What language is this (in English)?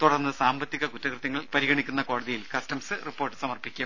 Malayalam